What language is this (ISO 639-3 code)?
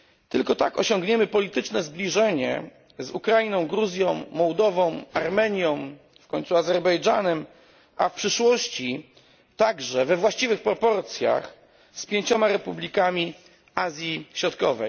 pol